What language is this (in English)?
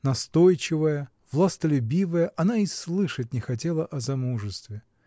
Russian